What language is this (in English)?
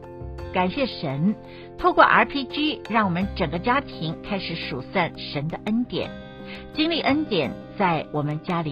Chinese